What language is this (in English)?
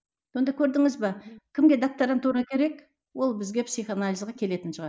Kazakh